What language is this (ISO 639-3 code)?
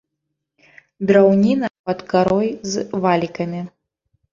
bel